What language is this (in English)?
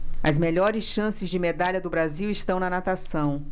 Portuguese